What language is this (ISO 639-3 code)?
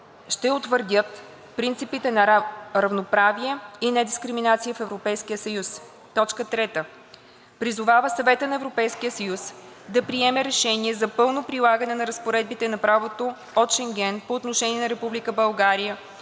bul